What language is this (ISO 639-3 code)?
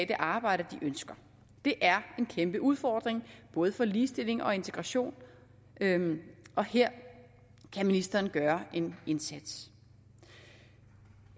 dan